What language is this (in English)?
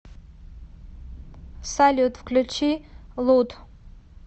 Russian